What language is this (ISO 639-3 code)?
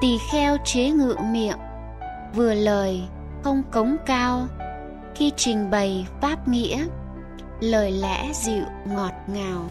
vie